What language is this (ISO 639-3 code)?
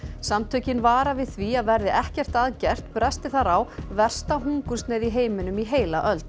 isl